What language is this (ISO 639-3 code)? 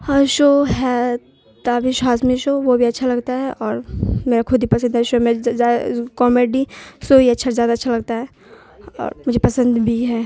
urd